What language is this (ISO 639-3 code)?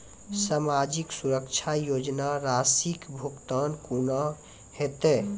mai